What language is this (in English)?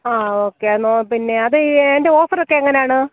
Malayalam